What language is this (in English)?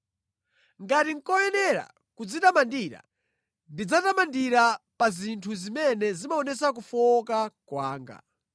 Nyanja